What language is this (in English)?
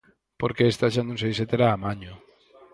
Galician